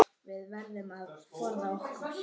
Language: Icelandic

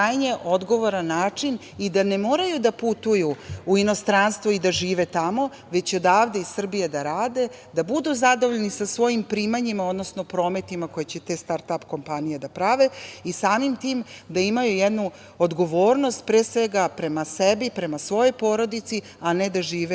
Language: Serbian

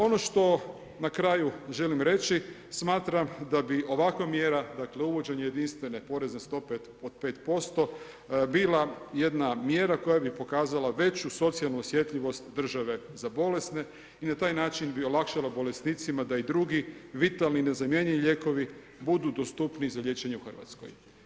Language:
Croatian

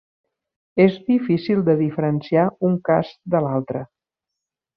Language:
Catalan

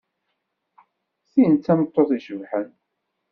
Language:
Kabyle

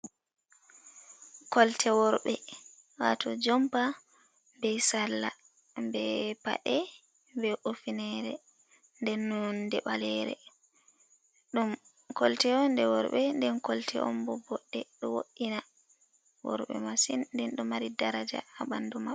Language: Fula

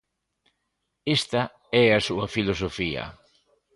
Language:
Galician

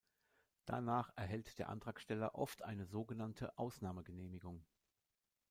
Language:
German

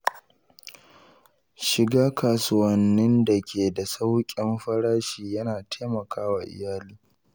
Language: Hausa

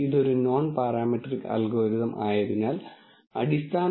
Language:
Malayalam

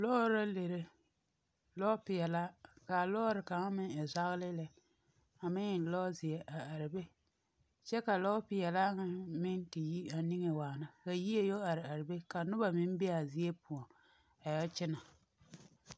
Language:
Southern Dagaare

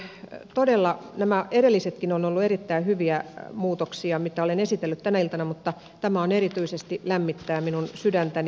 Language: Finnish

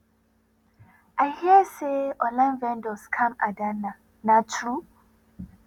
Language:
Nigerian Pidgin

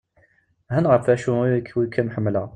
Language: Kabyle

